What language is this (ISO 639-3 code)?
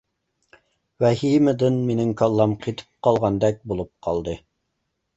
uig